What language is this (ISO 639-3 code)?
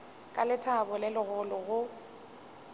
nso